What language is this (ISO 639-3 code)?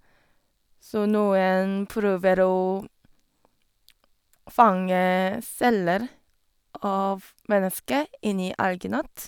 nor